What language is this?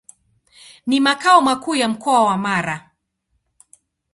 Swahili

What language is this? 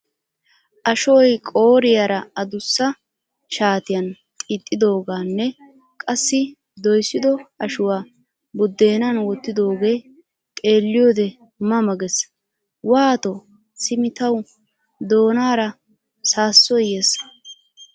Wolaytta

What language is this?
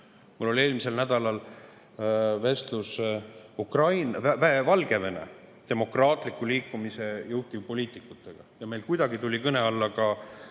Estonian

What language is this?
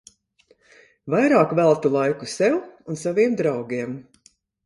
Latvian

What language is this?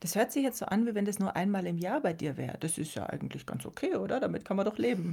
German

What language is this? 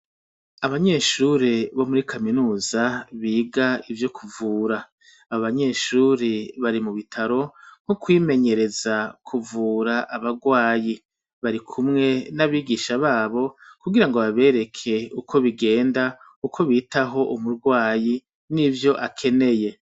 Rundi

